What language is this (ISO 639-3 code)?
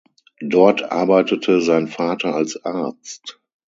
deu